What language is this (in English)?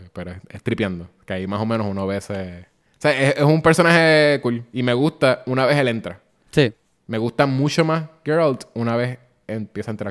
Spanish